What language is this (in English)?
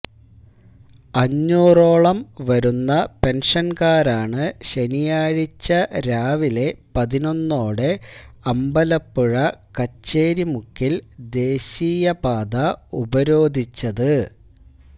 Malayalam